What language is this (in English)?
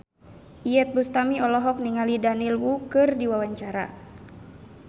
Sundanese